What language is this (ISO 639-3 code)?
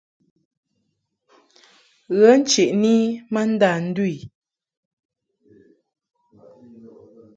mhk